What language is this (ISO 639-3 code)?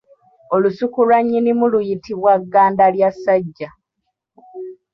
lug